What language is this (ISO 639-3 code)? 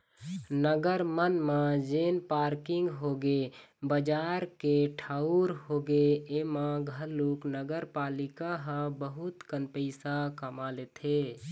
hne